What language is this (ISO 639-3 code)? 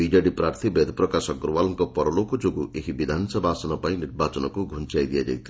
ori